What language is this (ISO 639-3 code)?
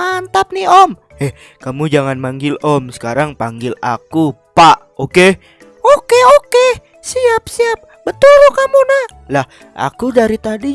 ind